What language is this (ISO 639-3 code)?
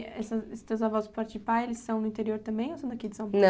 por